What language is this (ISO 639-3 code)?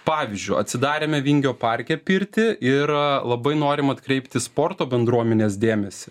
lit